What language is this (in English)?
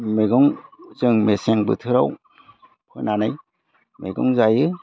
Bodo